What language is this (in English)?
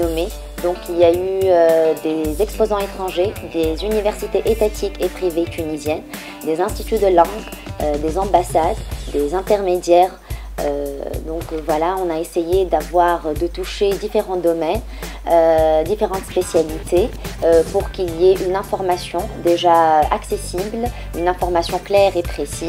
French